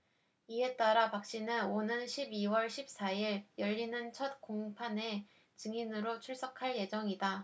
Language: Korean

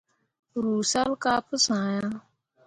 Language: Mundang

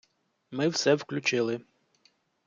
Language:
Ukrainian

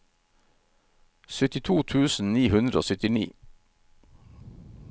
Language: Norwegian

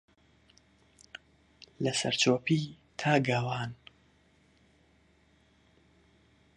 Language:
Central Kurdish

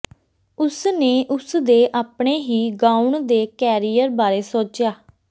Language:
Punjabi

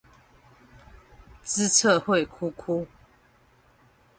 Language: Chinese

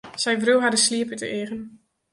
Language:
Western Frisian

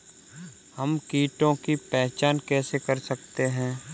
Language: Hindi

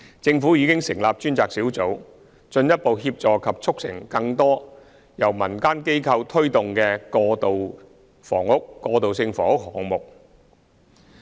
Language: Cantonese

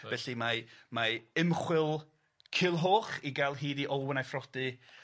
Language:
Welsh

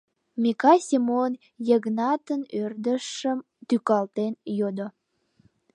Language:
Mari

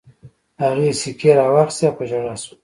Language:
Pashto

